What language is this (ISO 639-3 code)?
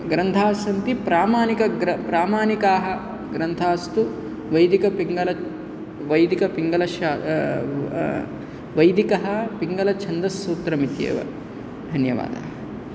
san